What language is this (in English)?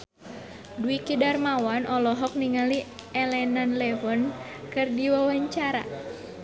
Sundanese